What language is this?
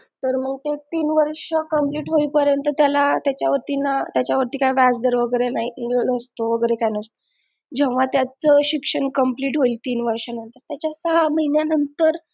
Marathi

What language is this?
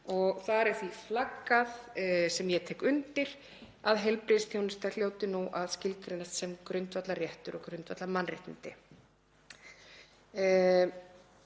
Icelandic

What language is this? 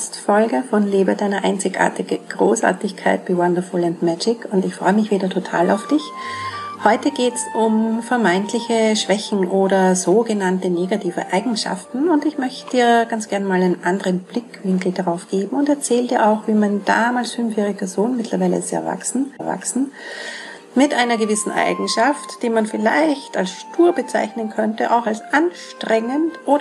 German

